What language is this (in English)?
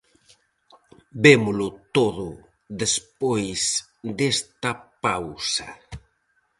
Galician